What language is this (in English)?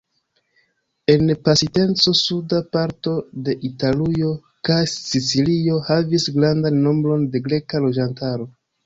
Esperanto